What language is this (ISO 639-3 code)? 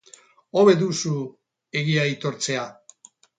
eus